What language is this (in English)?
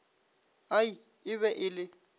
Northern Sotho